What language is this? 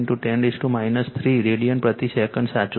Gujarati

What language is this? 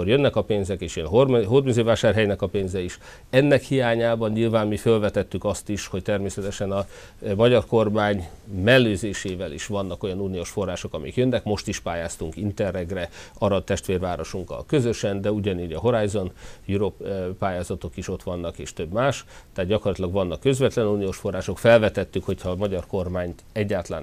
Hungarian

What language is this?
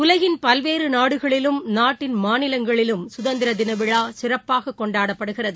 Tamil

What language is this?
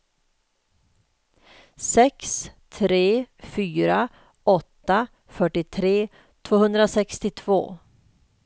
Swedish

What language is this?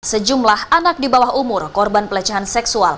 Indonesian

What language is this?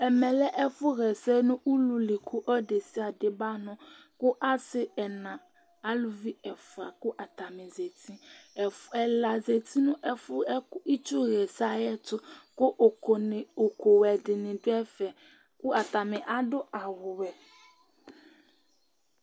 Ikposo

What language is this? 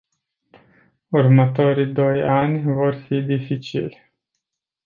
Romanian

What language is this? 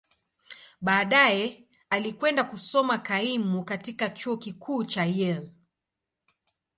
Swahili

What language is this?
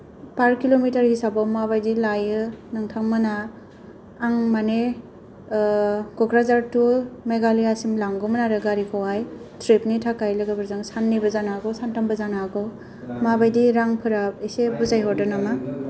Bodo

